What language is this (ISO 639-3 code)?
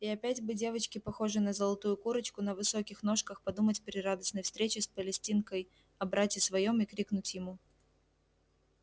rus